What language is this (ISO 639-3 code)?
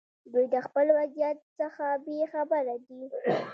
pus